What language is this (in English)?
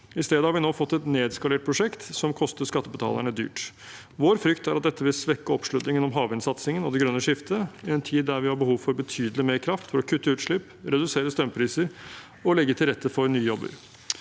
Norwegian